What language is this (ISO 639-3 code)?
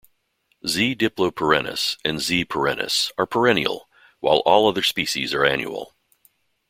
eng